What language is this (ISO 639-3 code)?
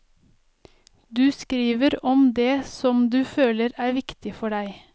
nor